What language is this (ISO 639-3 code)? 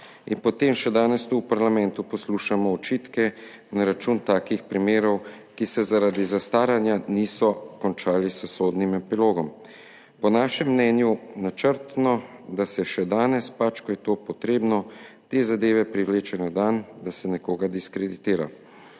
slv